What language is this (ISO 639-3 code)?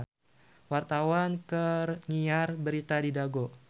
sun